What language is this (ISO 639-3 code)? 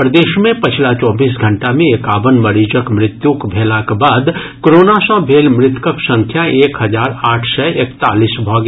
mai